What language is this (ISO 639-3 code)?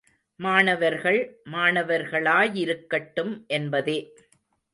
tam